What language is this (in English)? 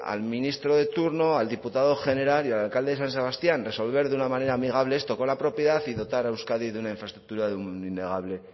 Spanish